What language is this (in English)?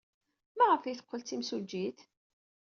Kabyle